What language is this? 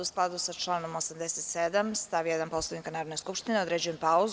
Serbian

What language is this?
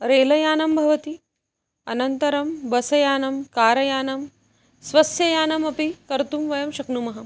Sanskrit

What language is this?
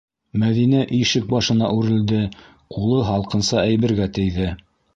Bashkir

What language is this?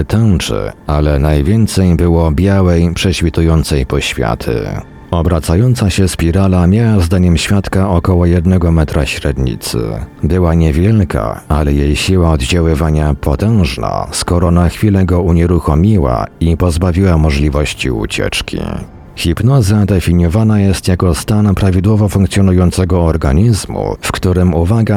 Polish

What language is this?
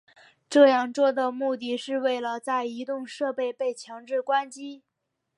Chinese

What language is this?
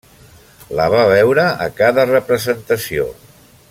Catalan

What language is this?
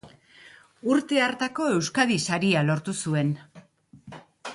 Basque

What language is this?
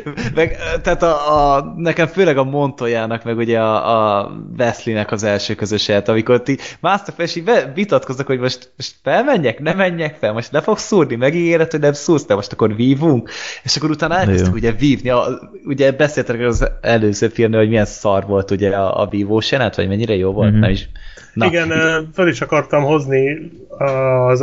Hungarian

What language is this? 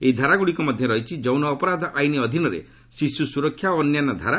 Odia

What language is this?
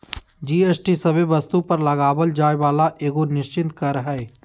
Magahi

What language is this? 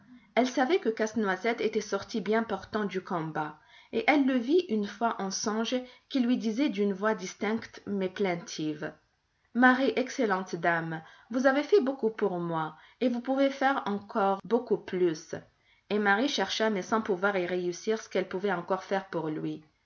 French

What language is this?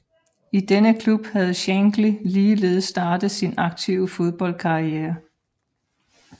Danish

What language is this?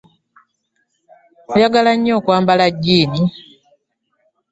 Ganda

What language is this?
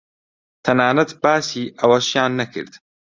Central Kurdish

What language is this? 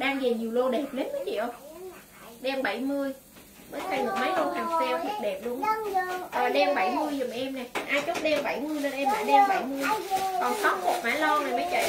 Vietnamese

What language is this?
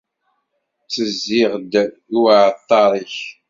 Kabyle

